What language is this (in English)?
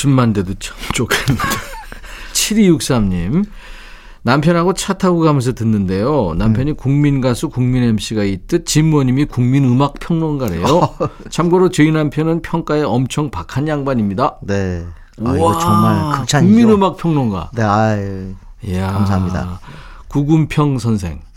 Korean